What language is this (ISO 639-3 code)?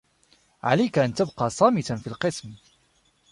ara